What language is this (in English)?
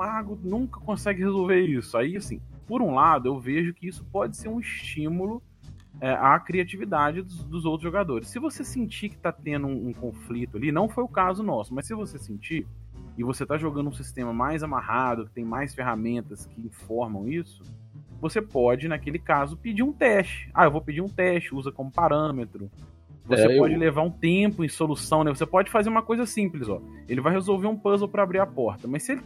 Portuguese